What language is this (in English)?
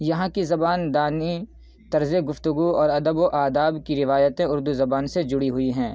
Urdu